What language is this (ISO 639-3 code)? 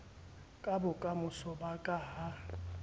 sot